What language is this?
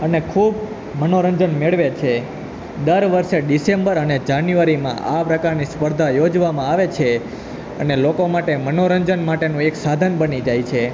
Gujarati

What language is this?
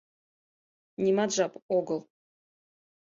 Mari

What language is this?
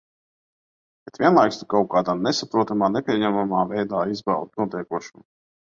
Latvian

